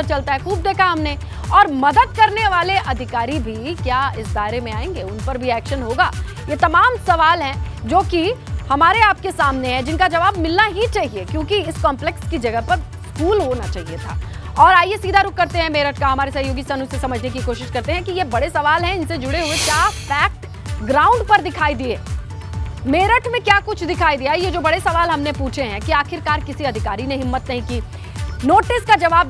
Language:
Hindi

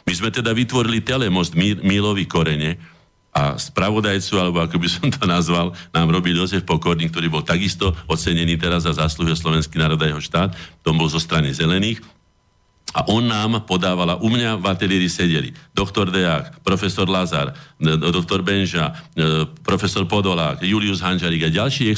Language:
Slovak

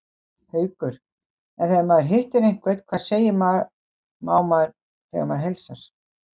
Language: Icelandic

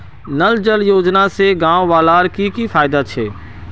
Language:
Magahi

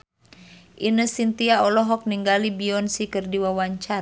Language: Sundanese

